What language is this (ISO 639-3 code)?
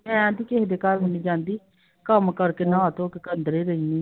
pan